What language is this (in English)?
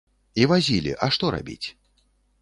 Belarusian